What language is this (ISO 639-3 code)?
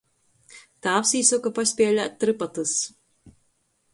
ltg